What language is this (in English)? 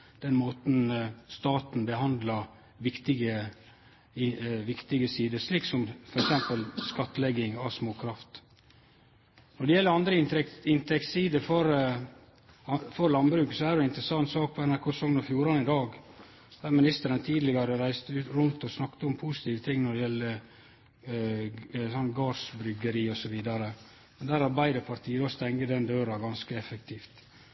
Norwegian Nynorsk